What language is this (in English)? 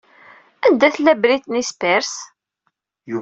Kabyle